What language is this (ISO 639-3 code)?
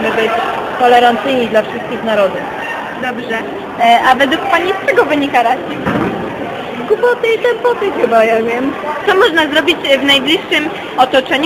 pol